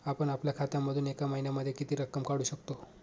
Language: Marathi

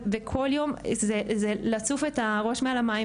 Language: Hebrew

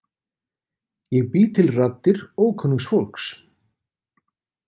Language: Icelandic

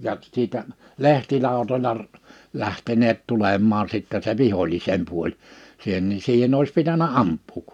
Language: Finnish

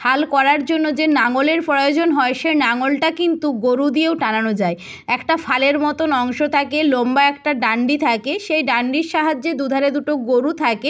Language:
Bangla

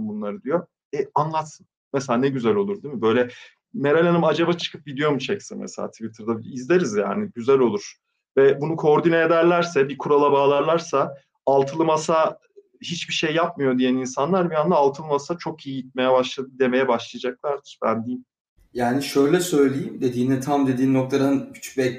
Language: Turkish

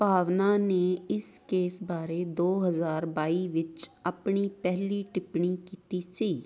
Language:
Punjabi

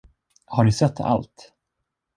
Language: Swedish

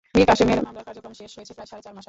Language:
Bangla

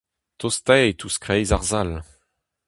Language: Breton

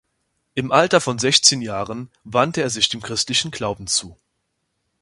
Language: German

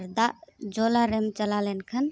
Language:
Santali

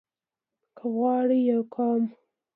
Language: Pashto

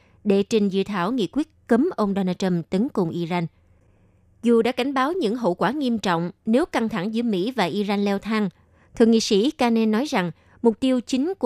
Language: Vietnamese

